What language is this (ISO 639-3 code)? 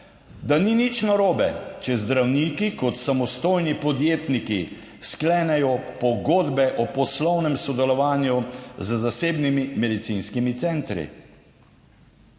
slv